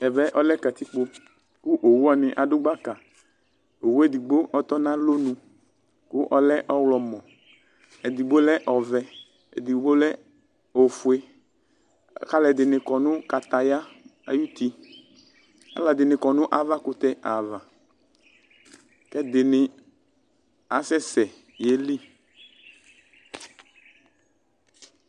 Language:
Ikposo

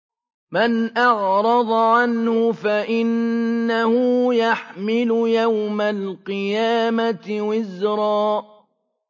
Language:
Arabic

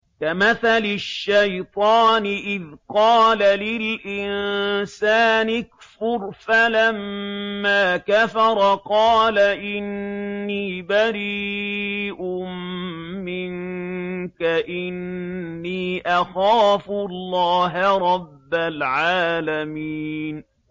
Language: Arabic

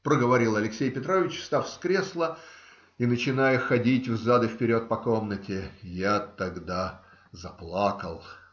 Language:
Russian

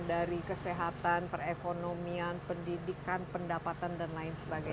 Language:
Indonesian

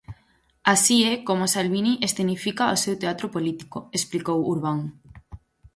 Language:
Galician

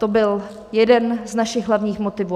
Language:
Czech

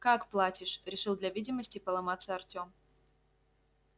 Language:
Russian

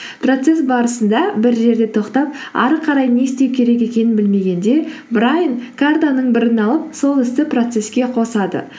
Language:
Kazakh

